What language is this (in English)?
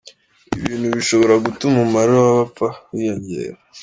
Kinyarwanda